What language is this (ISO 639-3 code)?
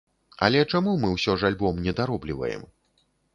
bel